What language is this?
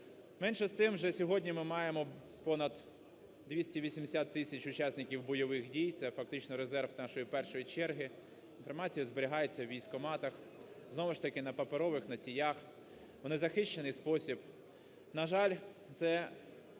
Ukrainian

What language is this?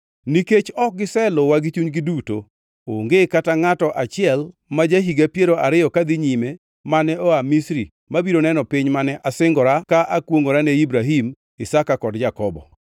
Luo (Kenya and Tanzania)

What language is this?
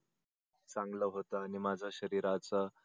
Marathi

